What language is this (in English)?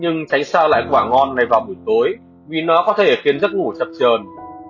Vietnamese